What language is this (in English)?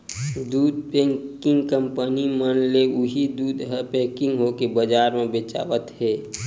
Chhattisgarhi